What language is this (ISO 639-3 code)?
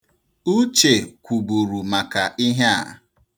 ibo